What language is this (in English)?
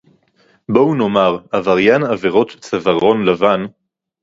Hebrew